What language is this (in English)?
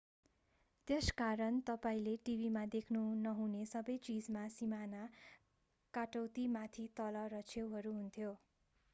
Nepali